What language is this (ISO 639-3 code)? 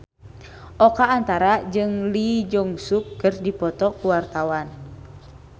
sun